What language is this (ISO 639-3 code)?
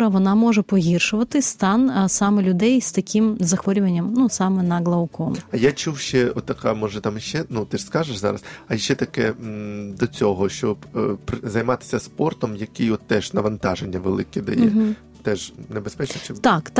ukr